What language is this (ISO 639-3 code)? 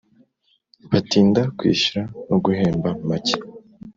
kin